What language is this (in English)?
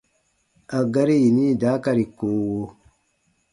Baatonum